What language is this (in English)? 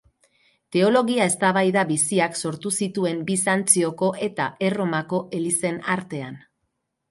Basque